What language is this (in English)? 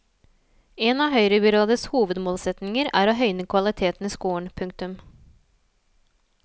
Norwegian